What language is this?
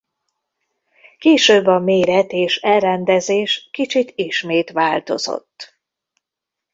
Hungarian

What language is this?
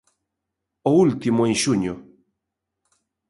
Galician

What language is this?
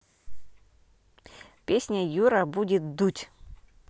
Russian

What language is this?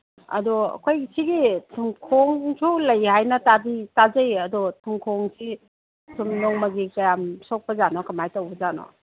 Manipuri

